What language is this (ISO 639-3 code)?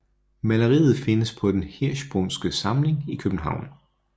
dan